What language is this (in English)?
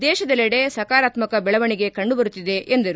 Kannada